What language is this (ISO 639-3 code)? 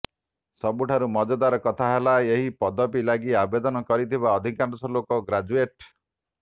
ori